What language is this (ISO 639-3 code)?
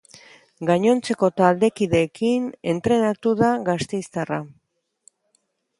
eus